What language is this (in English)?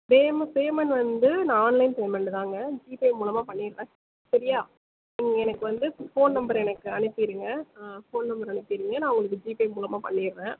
Tamil